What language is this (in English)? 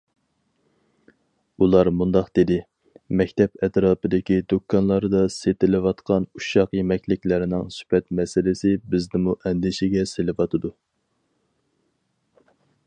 Uyghur